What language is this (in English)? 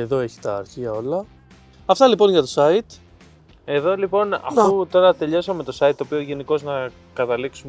Greek